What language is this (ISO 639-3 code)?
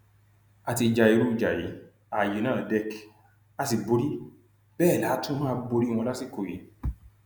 yor